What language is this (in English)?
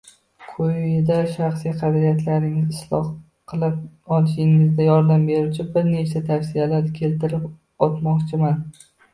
Uzbek